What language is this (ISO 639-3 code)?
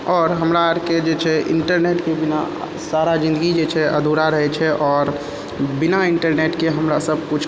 mai